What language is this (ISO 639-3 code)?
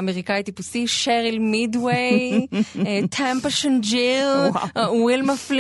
heb